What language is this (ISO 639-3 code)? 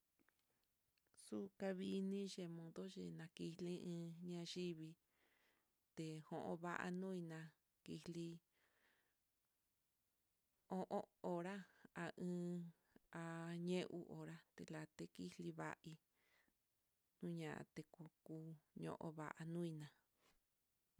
vmm